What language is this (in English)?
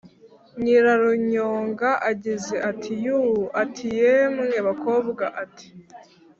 Kinyarwanda